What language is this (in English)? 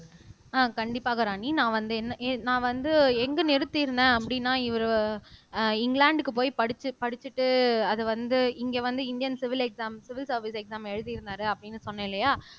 Tamil